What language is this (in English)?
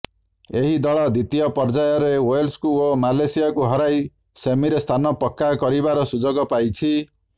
Odia